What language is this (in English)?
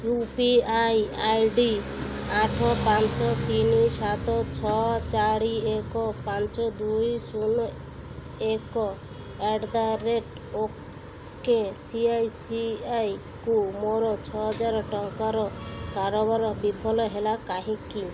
Odia